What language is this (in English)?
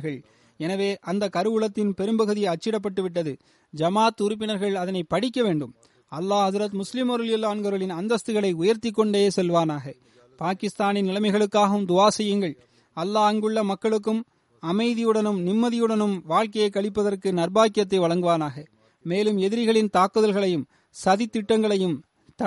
Tamil